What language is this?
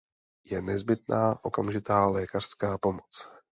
Czech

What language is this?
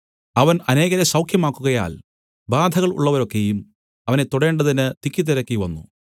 Malayalam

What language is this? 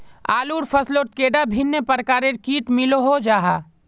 Magahi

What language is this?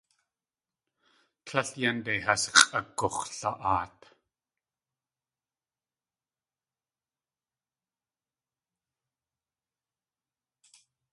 Tlingit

